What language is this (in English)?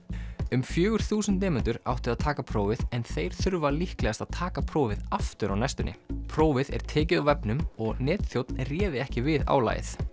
Icelandic